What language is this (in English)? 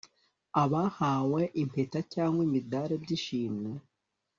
Kinyarwanda